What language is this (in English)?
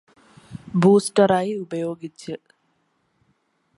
Malayalam